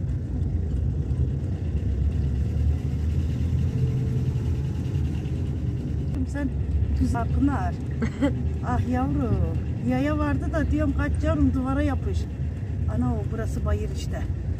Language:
Turkish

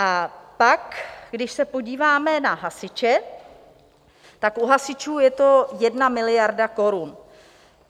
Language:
Czech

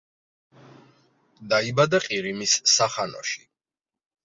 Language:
Georgian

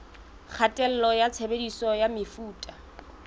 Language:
Southern Sotho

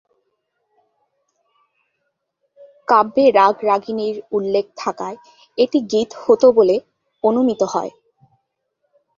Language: Bangla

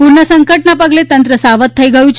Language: Gujarati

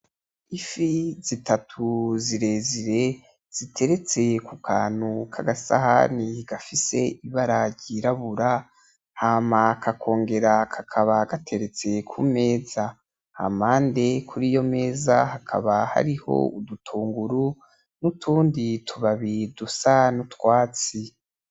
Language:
Rundi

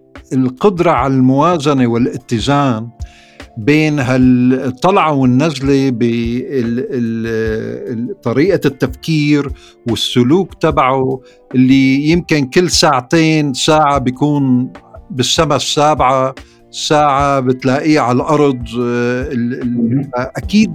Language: Arabic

